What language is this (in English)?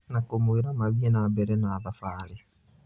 Kikuyu